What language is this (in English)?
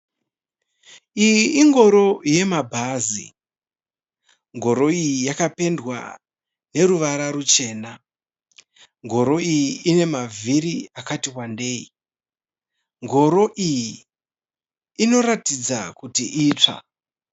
Shona